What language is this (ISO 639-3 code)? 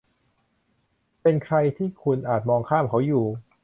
tha